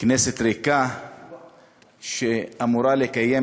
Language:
Hebrew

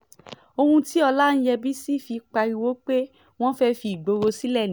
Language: Yoruba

